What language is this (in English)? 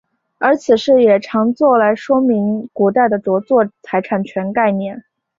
Chinese